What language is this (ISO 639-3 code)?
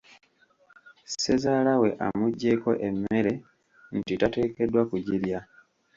lug